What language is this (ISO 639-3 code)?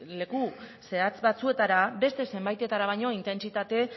eus